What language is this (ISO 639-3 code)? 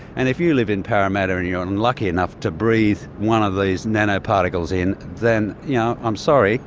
eng